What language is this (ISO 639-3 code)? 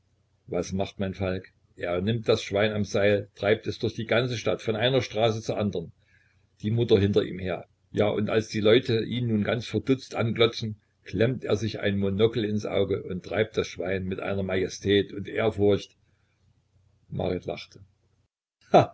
deu